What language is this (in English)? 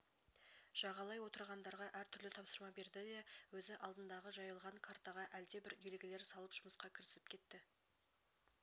Kazakh